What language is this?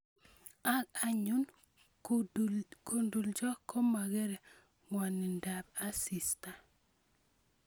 Kalenjin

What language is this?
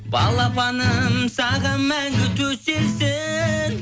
Kazakh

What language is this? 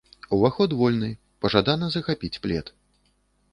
Belarusian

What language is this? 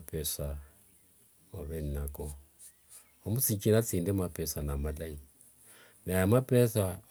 Wanga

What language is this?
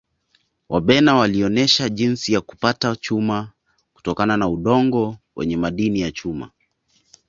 Swahili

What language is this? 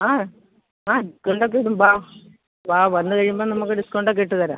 Malayalam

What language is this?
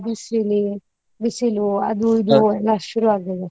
Kannada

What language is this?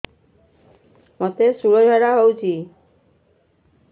Odia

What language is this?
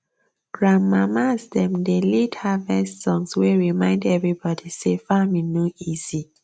Nigerian Pidgin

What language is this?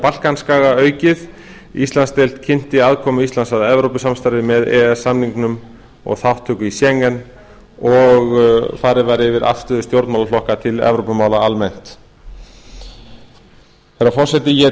Icelandic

